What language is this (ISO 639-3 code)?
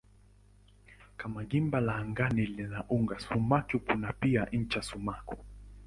swa